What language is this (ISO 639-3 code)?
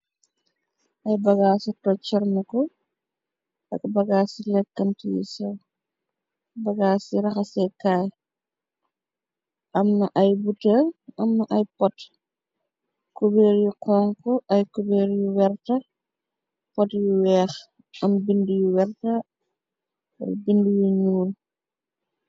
wol